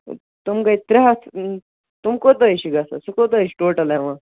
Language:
Kashmiri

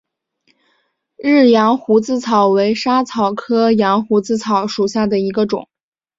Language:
Chinese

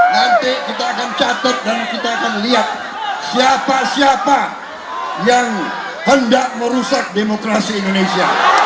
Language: Indonesian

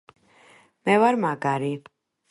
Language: Georgian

